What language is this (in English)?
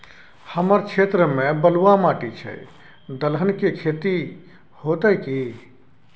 Maithili